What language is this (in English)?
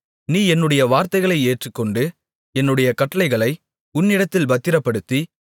Tamil